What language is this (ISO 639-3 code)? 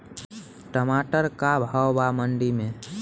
bho